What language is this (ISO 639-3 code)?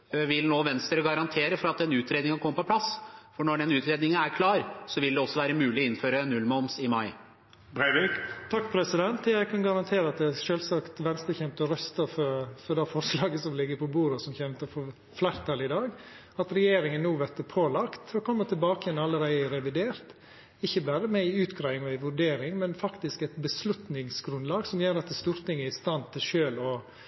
nor